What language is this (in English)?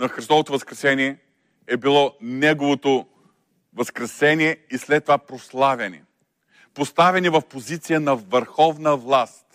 Bulgarian